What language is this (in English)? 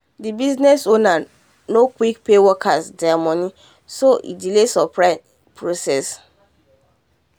Nigerian Pidgin